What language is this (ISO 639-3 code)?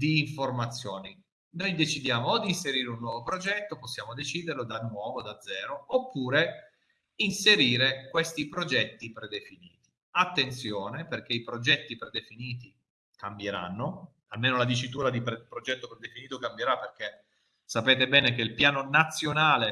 ita